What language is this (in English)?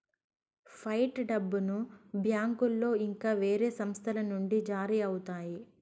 Telugu